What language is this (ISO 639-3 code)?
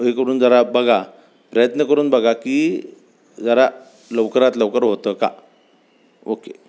mar